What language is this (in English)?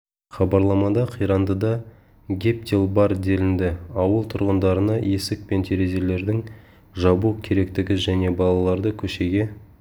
Kazakh